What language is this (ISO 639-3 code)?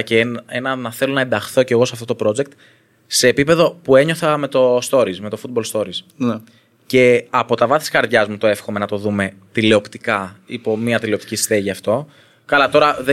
ell